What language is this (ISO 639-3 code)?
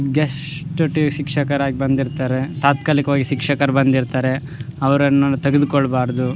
kan